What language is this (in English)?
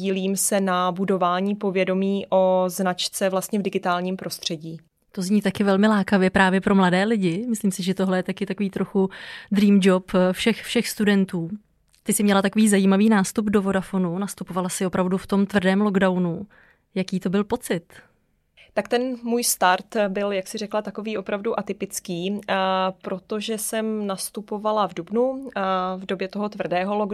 Czech